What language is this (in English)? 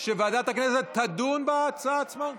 Hebrew